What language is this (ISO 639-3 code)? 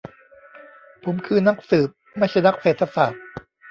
tha